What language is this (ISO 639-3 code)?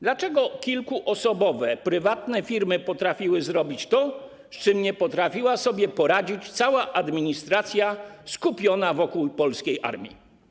pol